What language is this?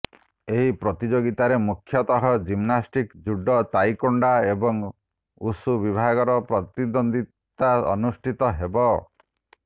Odia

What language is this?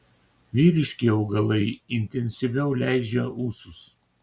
Lithuanian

